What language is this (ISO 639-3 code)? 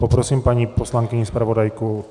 ces